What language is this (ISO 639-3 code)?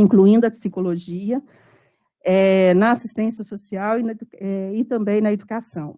por